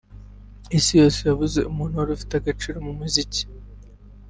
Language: Kinyarwanda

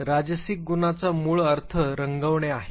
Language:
Marathi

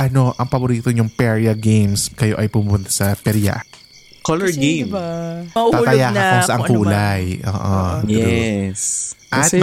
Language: Filipino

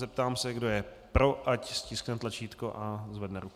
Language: Czech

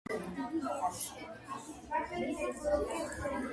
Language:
Georgian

